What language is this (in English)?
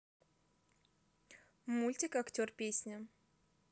Russian